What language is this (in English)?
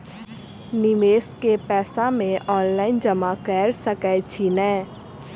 Maithili